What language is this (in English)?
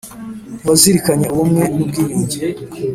Kinyarwanda